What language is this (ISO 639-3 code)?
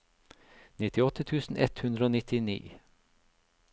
nor